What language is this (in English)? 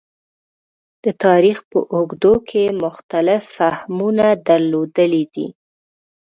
Pashto